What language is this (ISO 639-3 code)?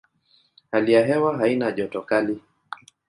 swa